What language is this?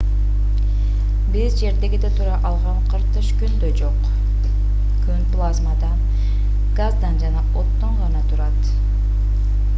Kyrgyz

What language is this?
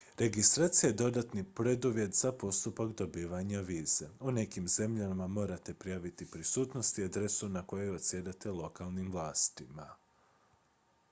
Croatian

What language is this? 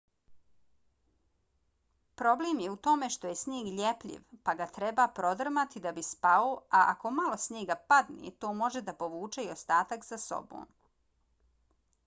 Bosnian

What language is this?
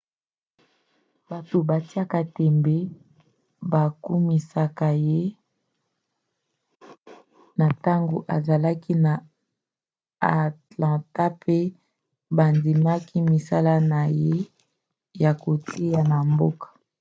Lingala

